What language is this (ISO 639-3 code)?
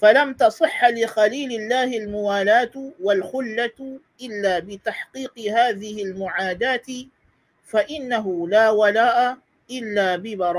msa